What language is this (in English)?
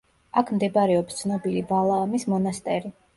Georgian